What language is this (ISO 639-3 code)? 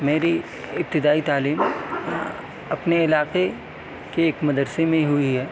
urd